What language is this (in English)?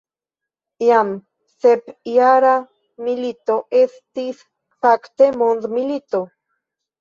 Esperanto